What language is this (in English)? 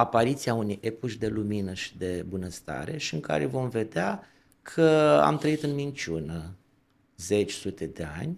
Romanian